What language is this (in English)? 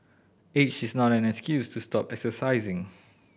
English